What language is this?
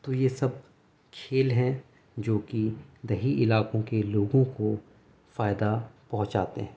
Urdu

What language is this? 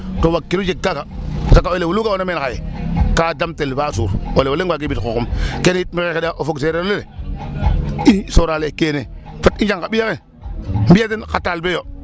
Serer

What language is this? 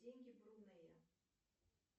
Russian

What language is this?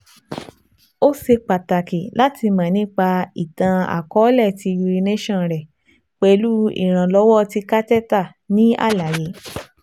Yoruba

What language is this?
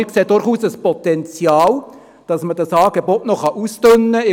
Swiss German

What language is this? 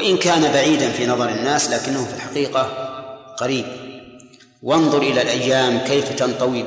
Arabic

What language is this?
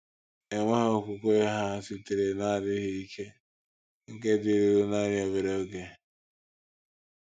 Igbo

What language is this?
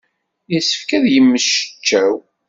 Kabyle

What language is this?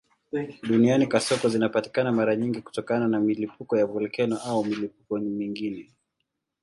Swahili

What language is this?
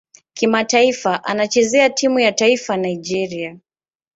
Swahili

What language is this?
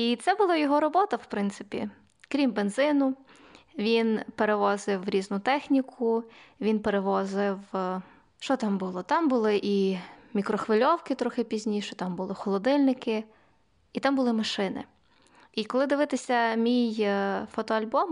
Ukrainian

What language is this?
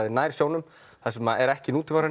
Icelandic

